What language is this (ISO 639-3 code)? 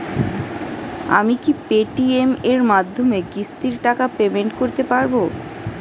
ben